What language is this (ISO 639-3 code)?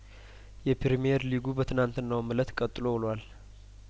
amh